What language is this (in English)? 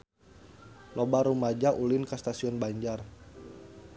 Sundanese